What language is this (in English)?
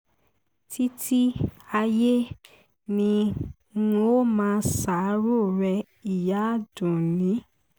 Yoruba